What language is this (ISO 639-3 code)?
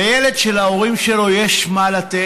heb